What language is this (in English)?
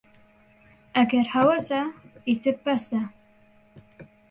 Central Kurdish